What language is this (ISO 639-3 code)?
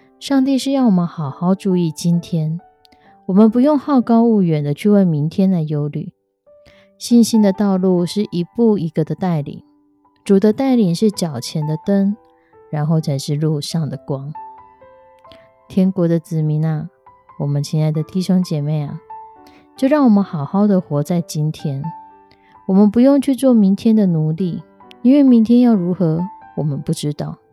zho